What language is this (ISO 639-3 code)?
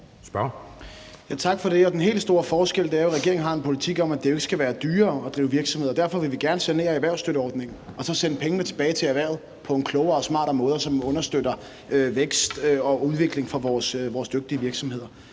dan